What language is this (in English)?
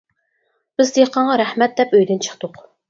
Uyghur